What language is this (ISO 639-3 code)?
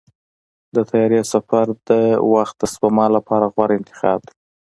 pus